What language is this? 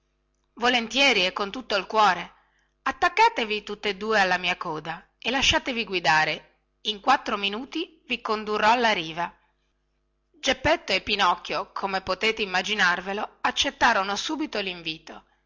Italian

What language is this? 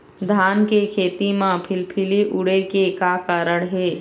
Chhattisgarhi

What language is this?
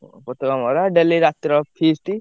Odia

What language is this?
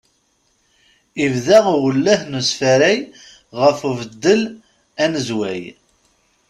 Kabyle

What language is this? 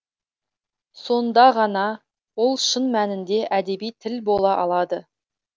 Kazakh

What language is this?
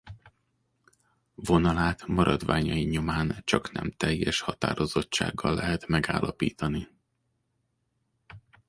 Hungarian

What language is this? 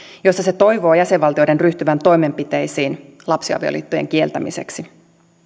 Finnish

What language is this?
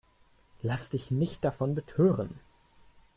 German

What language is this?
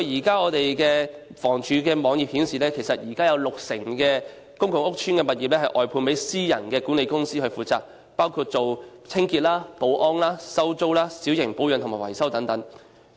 Cantonese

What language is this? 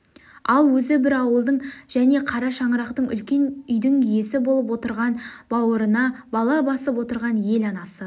Kazakh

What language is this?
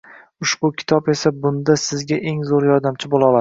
Uzbek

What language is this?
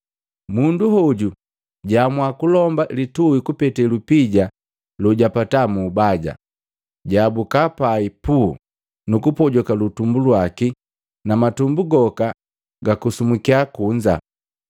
Matengo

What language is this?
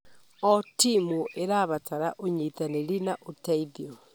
Kikuyu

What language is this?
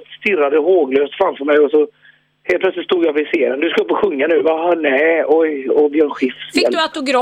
Swedish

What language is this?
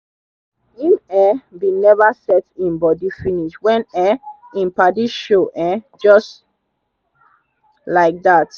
Nigerian Pidgin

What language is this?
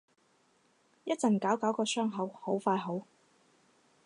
Cantonese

